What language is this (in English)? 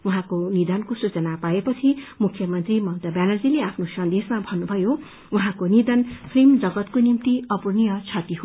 Nepali